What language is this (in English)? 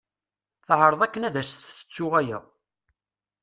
Kabyle